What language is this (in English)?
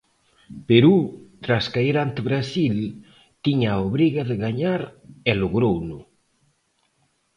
Galician